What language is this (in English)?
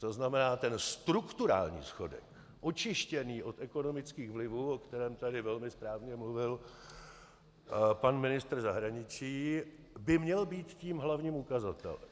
Czech